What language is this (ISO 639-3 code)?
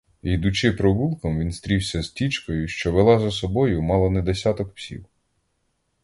ukr